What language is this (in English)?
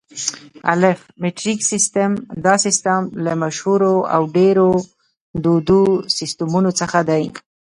Pashto